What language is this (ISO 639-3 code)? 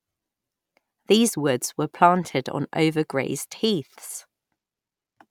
eng